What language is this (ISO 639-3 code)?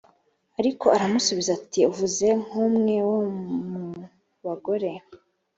kin